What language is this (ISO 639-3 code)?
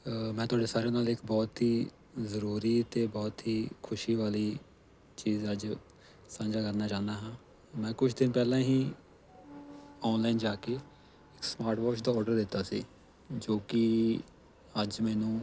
pan